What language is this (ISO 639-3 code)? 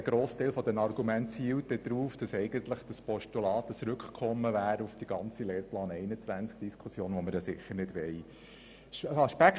gsw